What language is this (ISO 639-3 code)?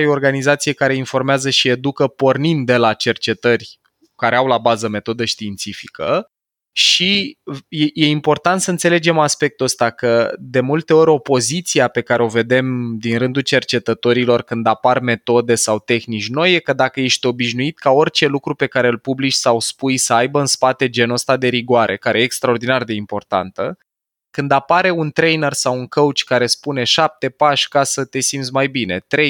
ron